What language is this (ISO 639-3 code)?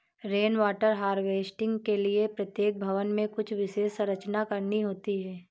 hin